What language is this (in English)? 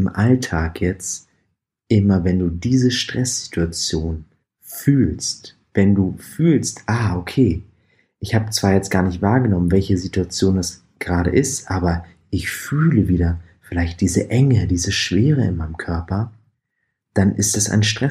German